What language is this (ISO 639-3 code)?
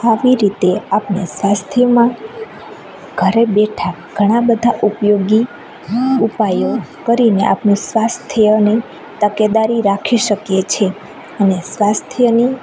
guj